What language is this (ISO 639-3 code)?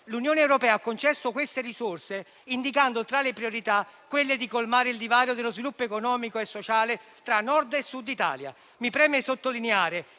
ita